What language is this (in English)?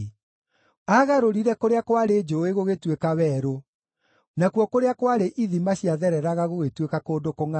Kikuyu